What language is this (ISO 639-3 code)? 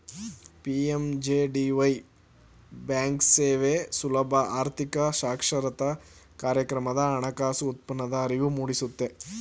kan